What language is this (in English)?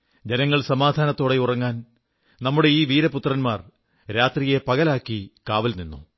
Malayalam